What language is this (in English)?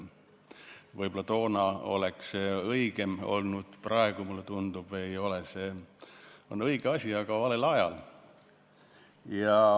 Estonian